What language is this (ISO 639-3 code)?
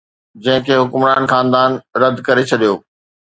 snd